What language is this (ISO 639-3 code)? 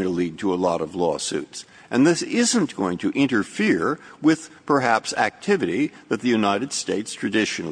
eng